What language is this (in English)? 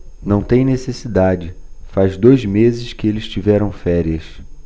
Portuguese